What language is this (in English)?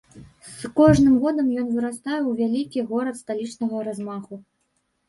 Belarusian